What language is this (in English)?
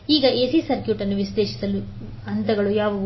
Kannada